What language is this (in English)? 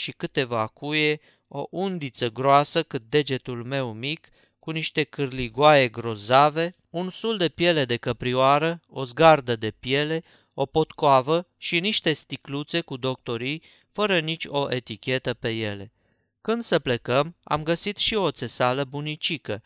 Romanian